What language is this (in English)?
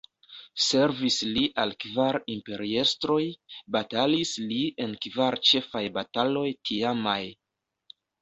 Esperanto